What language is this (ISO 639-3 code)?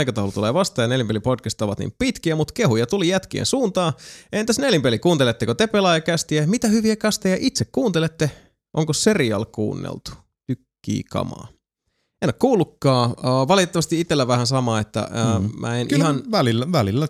fin